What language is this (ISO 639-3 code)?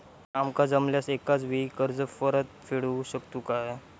mar